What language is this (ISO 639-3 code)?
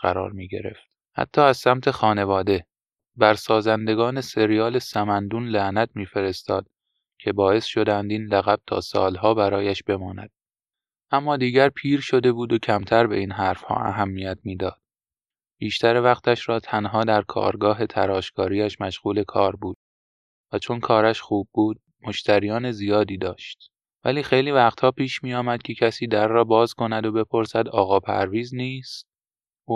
fas